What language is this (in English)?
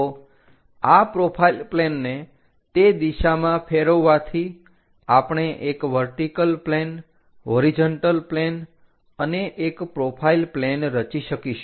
Gujarati